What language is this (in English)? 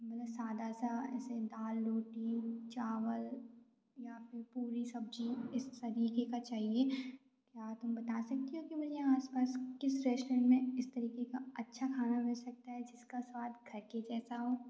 Hindi